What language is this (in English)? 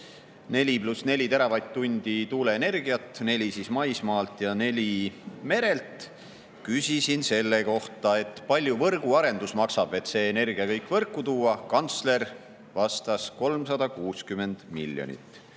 Estonian